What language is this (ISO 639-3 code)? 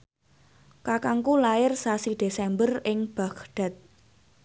jav